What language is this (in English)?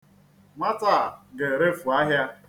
Igbo